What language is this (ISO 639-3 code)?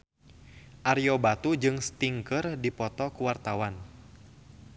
sun